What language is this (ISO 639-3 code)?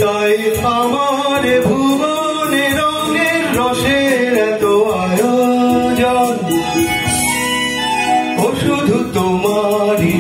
ron